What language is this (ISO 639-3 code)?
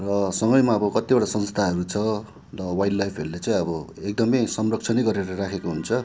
nep